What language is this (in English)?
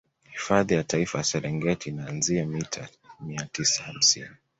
Swahili